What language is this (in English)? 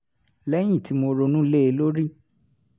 Yoruba